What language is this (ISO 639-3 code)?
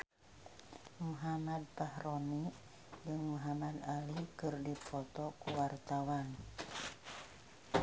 sun